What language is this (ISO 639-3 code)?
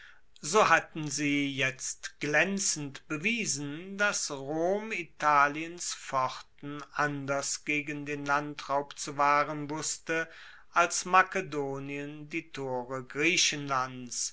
deu